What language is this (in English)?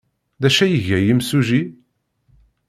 Kabyle